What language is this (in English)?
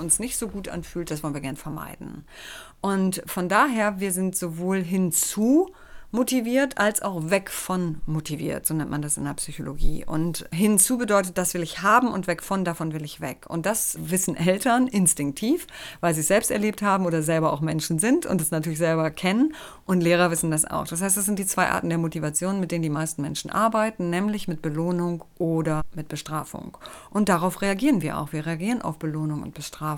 German